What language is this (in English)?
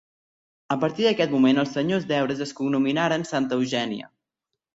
Catalan